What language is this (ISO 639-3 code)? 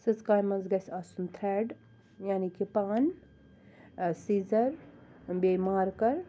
kas